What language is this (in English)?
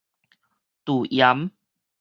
Min Nan Chinese